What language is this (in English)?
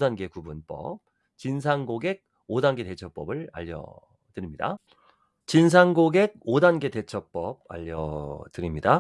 Korean